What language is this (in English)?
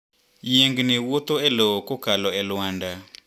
Luo (Kenya and Tanzania)